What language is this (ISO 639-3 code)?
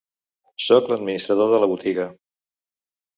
cat